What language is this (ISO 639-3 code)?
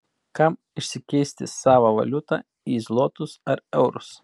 lit